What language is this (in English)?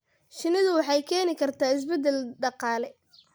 Somali